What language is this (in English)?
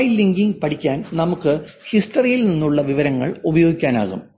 Malayalam